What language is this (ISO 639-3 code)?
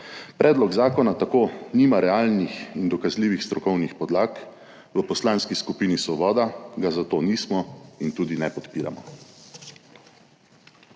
slv